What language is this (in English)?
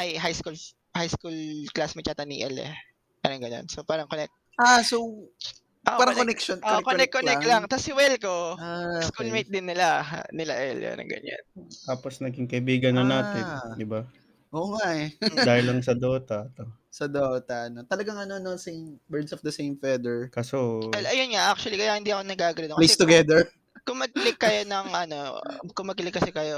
Filipino